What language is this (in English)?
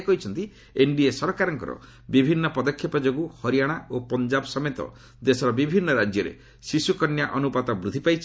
Odia